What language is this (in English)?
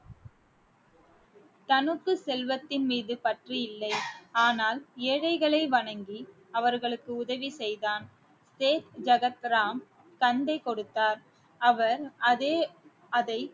Tamil